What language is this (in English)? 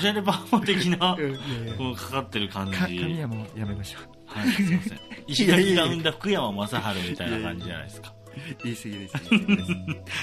Japanese